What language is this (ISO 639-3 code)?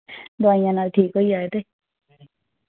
doi